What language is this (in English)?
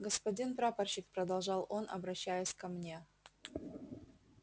Russian